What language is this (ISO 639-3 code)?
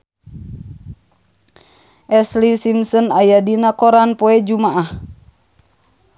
sun